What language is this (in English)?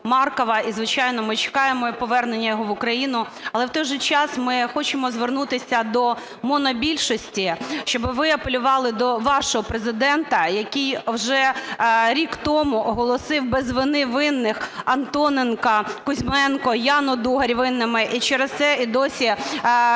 Ukrainian